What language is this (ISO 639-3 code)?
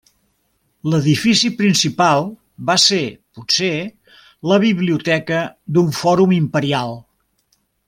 cat